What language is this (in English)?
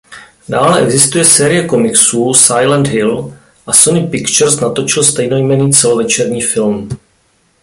Czech